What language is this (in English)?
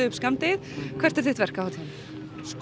Icelandic